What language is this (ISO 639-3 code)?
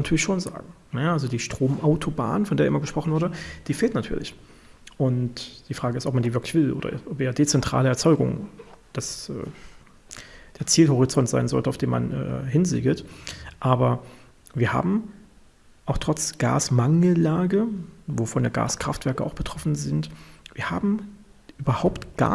deu